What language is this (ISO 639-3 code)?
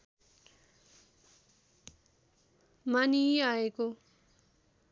nep